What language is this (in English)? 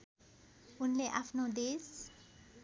Nepali